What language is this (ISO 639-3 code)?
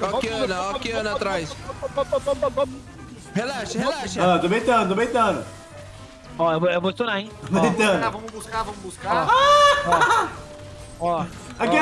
por